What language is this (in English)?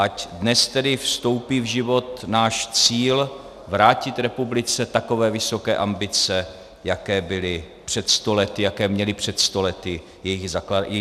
Czech